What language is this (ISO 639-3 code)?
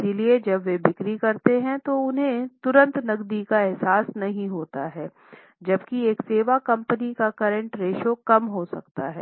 hin